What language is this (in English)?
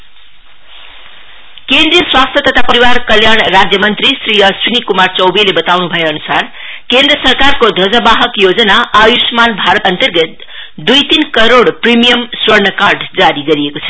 Nepali